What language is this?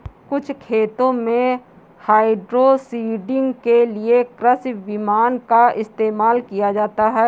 Hindi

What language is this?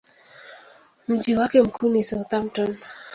Swahili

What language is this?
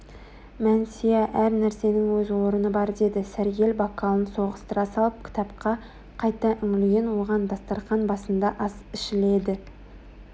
Kazakh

